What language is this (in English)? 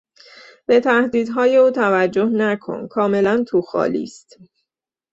Persian